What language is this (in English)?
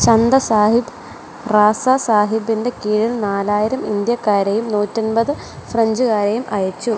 Malayalam